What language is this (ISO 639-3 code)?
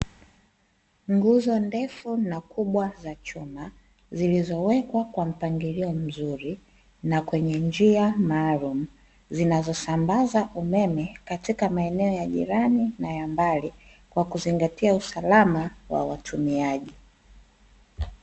swa